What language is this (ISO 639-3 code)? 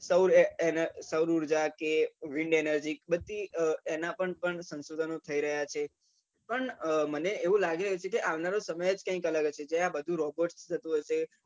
guj